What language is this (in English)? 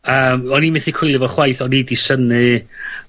Welsh